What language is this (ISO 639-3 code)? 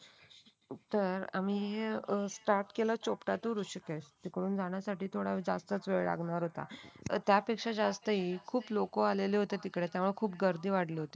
mar